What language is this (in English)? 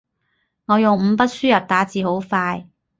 Cantonese